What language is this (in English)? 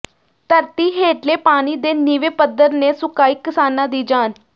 Punjabi